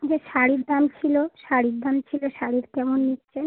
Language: Bangla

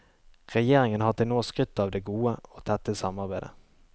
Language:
Norwegian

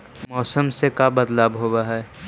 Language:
Magahi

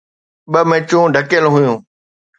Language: Sindhi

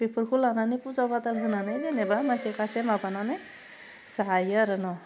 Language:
Bodo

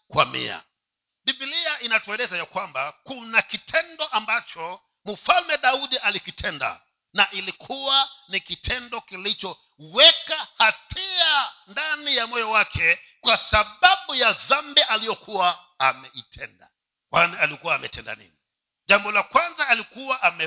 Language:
Swahili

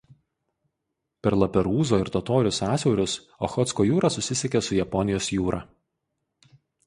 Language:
Lithuanian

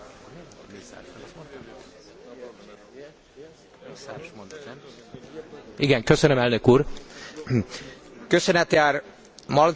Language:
Hungarian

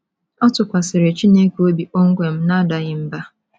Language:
Igbo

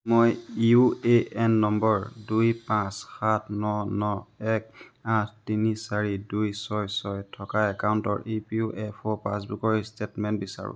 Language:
Assamese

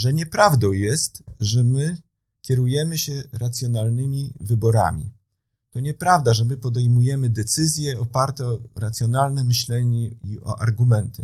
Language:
Polish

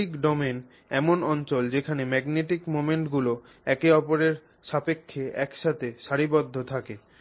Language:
Bangla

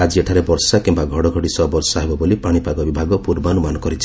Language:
Odia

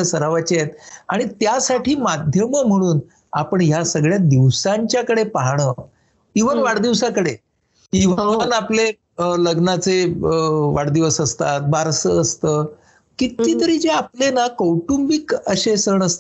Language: Marathi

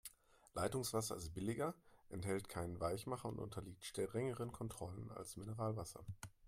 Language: German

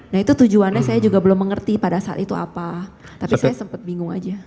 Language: Indonesian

